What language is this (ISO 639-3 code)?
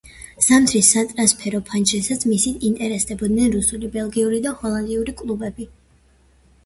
kat